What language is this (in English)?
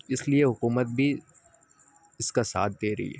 Urdu